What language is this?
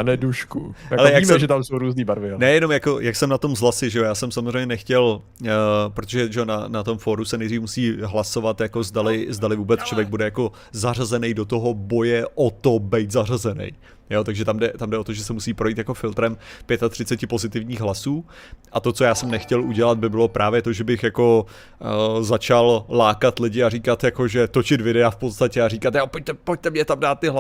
Czech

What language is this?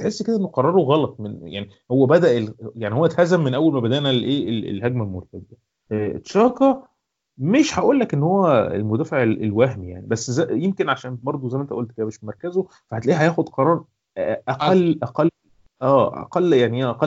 Arabic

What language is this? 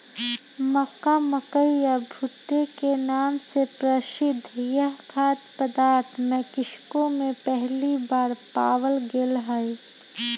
Magahi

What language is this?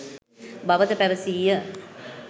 Sinhala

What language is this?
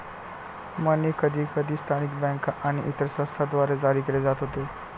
Marathi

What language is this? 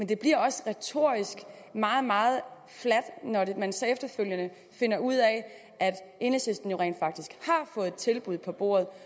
Danish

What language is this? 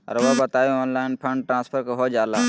Magahi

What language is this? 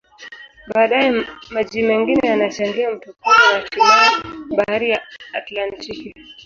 Swahili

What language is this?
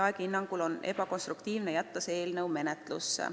Estonian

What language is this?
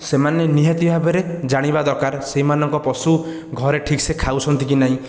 Odia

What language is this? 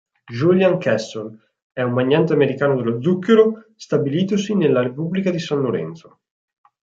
Italian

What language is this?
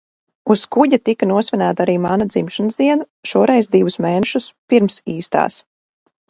Latvian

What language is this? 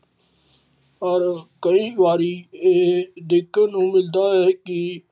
Punjabi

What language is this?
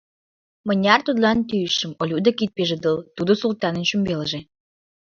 Mari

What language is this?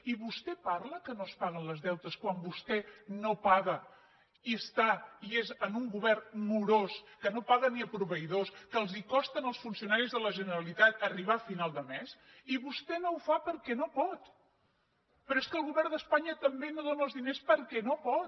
Catalan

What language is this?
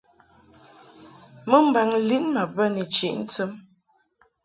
Mungaka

